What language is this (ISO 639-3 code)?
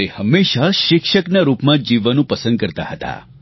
guj